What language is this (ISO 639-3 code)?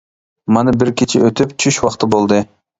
uig